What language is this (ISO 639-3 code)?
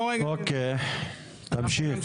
heb